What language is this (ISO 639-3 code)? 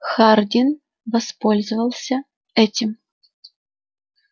rus